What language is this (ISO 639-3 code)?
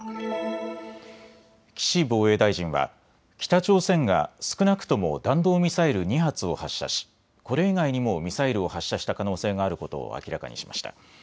jpn